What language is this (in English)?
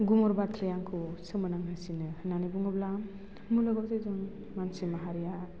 Bodo